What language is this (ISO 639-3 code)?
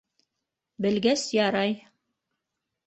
bak